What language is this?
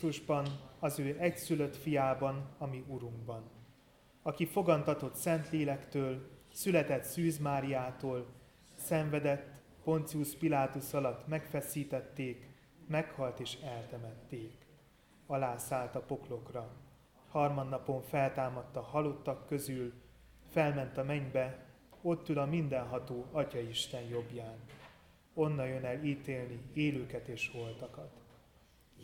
Hungarian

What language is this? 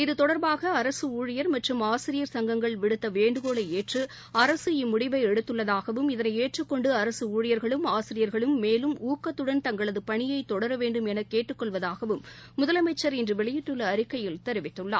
Tamil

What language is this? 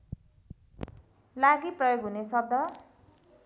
Nepali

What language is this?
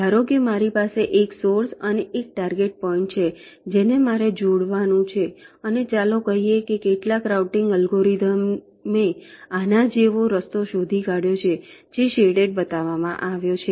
Gujarati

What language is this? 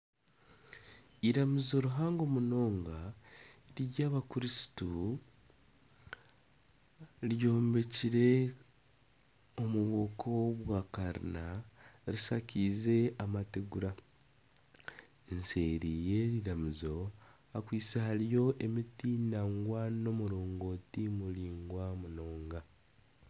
Nyankole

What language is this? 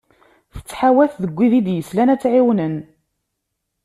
Kabyle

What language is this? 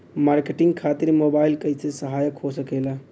Bhojpuri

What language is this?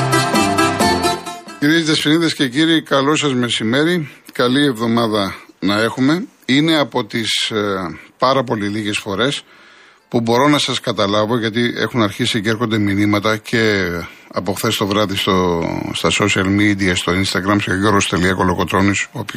Greek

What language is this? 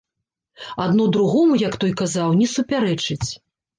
Belarusian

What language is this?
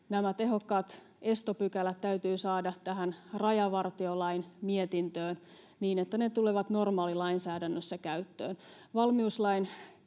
Finnish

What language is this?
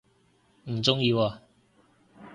Cantonese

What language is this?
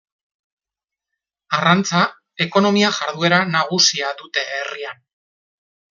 Basque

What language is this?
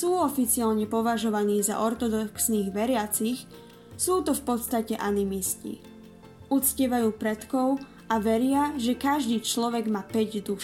Slovak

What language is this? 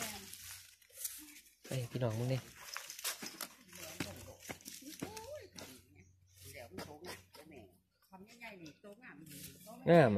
Thai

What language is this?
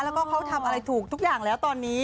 Thai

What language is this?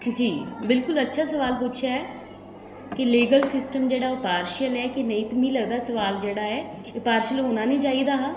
Dogri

